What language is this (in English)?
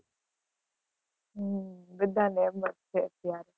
Gujarati